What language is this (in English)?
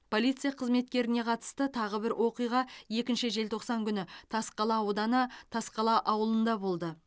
Kazakh